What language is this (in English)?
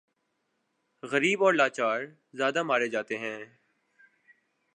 Urdu